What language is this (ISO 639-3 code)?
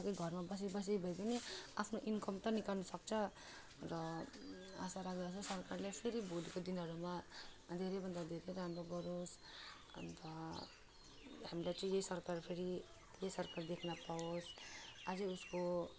nep